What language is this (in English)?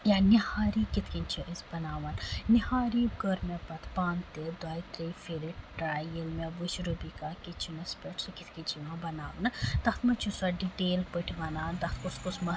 Kashmiri